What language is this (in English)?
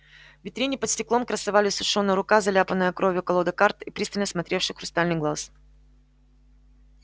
Russian